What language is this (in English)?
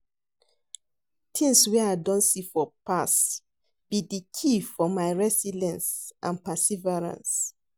Nigerian Pidgin